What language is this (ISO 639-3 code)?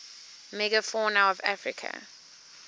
eng